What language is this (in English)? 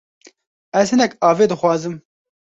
Kurdish